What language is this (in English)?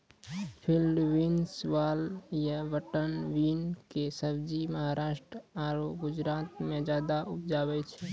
Maithili